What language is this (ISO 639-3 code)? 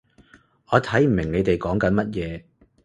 yue